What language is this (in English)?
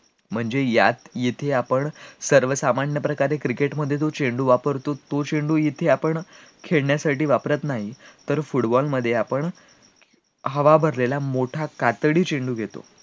Marathi